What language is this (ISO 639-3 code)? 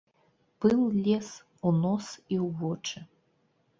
bel